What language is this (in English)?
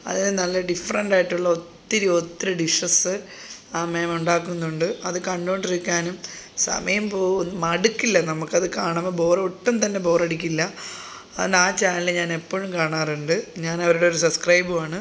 Malayalam